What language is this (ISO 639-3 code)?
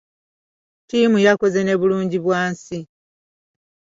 lug